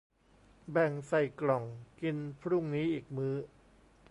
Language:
Thai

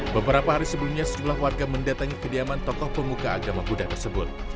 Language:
Indonesian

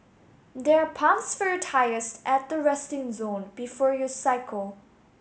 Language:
English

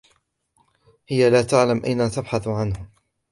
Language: Arabic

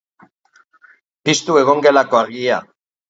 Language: Basque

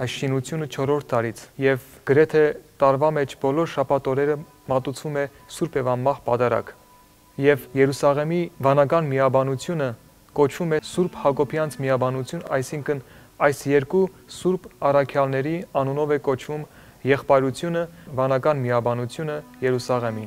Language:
Turkish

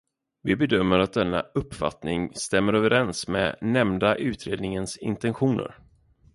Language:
Swedish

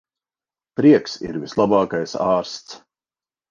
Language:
Latvian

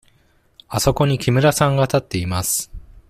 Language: Japanese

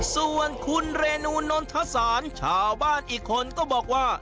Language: Thai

